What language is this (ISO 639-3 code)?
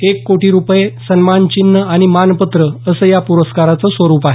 mar